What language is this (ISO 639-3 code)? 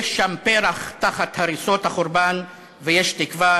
heb